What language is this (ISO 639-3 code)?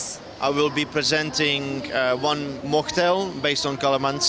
ind